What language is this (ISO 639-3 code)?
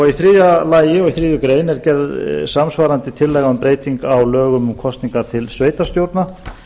isl